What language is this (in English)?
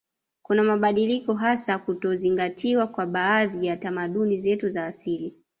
Swahili